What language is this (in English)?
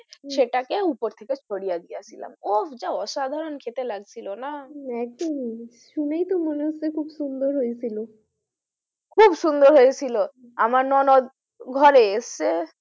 Bangla